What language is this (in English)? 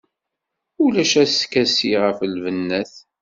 Kabyle